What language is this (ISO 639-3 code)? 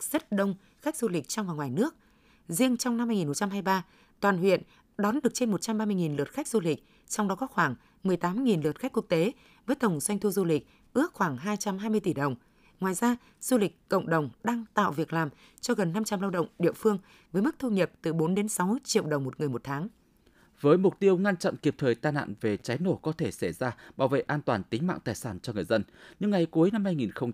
vie